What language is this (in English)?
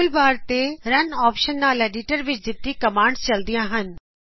Punjabi